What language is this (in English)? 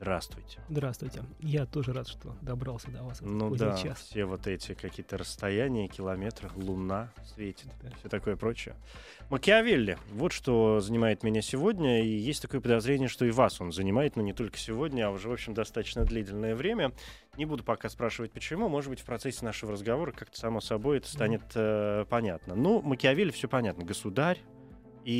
Russian